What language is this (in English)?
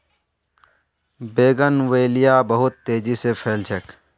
Magahi